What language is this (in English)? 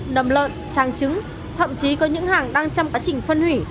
Vietnamese